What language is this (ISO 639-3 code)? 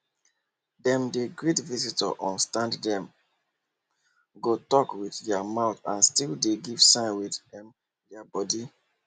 pcm